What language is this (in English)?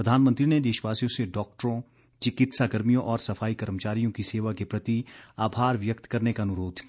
Hindi